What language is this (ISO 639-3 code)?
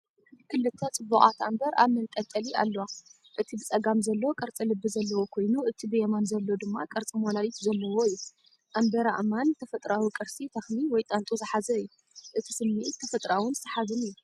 tir